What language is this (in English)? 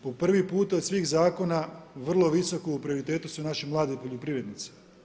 Croatian